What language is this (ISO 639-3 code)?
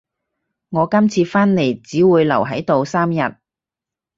yue